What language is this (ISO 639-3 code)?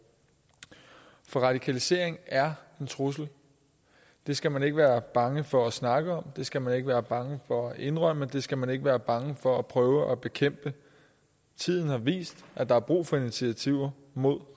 dan